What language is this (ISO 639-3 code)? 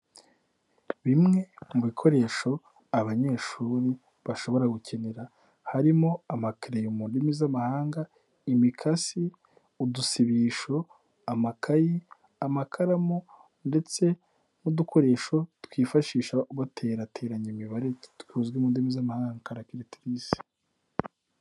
kin